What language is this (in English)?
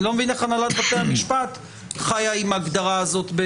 Hebrew